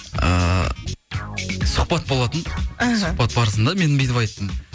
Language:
Kazakh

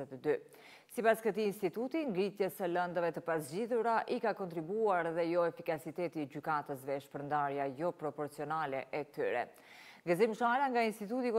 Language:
Romanian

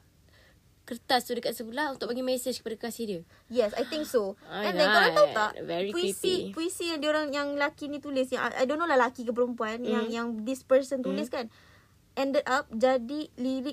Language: Malay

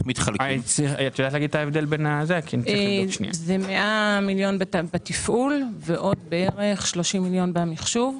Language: Hebrew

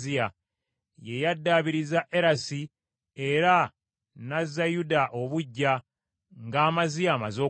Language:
Ganda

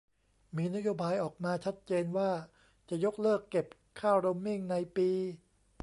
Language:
Thai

